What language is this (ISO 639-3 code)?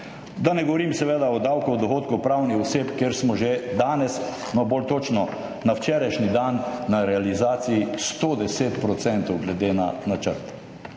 slv